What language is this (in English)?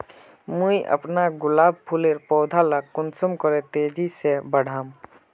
Magahi